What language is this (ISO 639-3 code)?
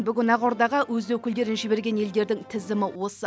kaz